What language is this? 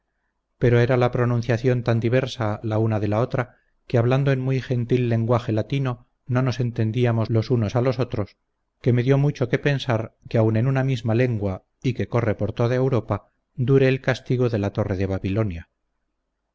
Spanish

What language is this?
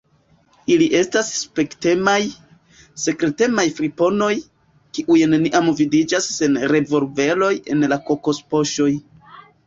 Esperanto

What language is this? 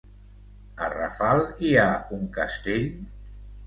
Catalan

